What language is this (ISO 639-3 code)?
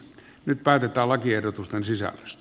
fin